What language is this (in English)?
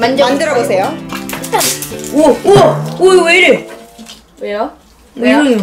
Korean